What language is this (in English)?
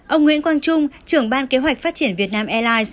Vietnamese